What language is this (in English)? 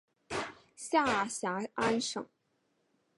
Chinese